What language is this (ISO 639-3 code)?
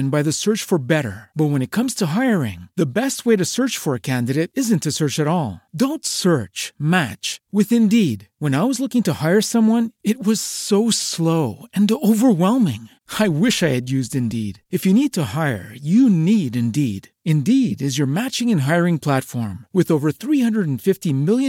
ita